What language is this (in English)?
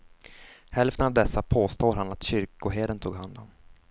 Swedish